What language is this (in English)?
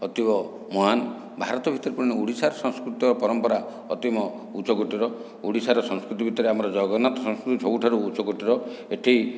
Odia